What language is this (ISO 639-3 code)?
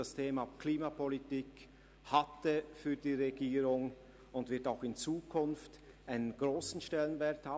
gsw